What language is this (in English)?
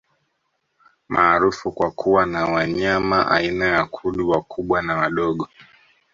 Swahili